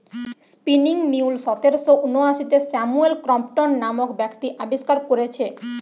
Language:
Bangla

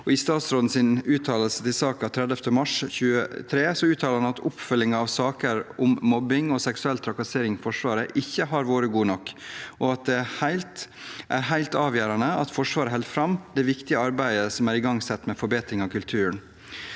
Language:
Norwegian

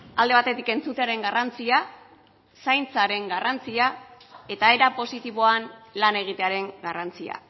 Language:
Basque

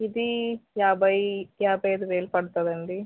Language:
Telugu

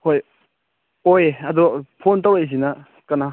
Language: Manipuri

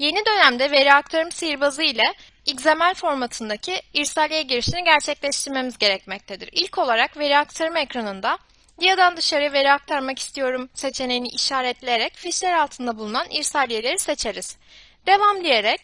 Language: Turkish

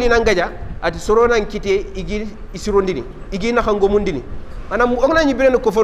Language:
Arabic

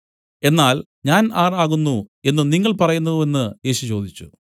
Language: Malayalam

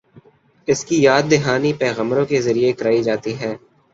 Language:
Urdu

